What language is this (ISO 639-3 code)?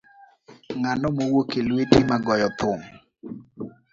luo